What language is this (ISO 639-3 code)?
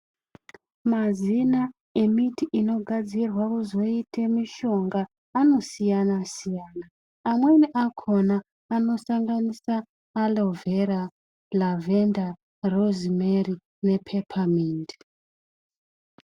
ndc